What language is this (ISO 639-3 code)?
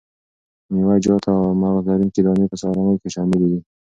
pus